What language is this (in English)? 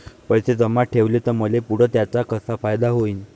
Marathi